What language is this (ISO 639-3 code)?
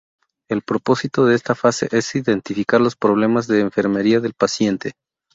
spa